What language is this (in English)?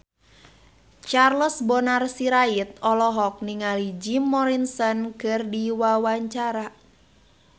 Sundanese